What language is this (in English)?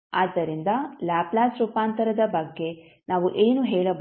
Kannada